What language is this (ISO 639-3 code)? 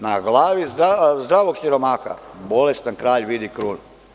srp